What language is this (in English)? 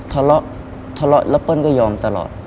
Thai